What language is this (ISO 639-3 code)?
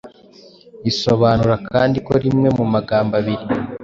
kin